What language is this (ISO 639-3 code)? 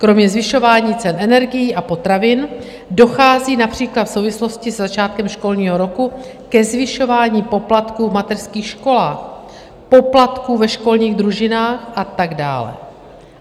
ces